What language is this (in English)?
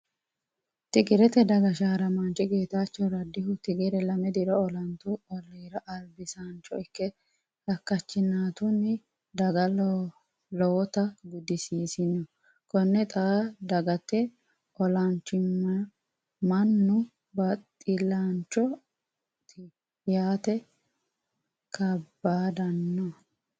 Sidamo